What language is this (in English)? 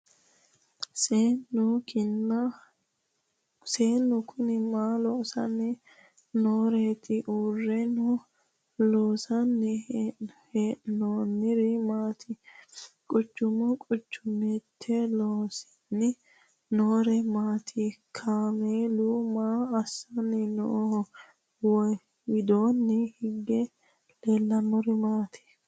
Sidamo